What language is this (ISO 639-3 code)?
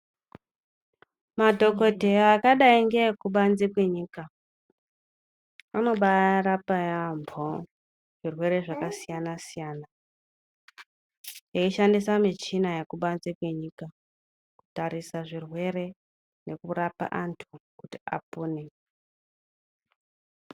ndc